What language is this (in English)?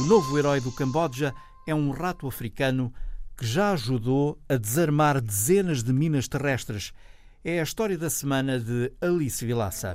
Portuguese